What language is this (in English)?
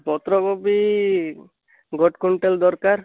Odia